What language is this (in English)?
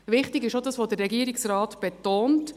Swiss German